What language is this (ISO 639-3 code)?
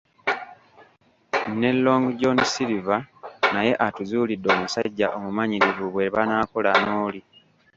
lug